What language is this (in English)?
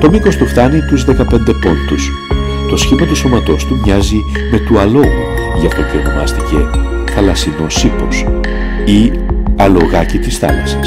Greek